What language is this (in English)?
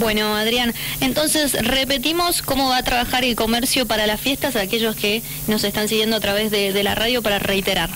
Spanish